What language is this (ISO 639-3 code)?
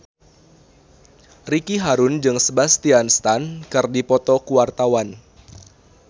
sun